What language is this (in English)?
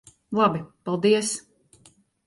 Latvian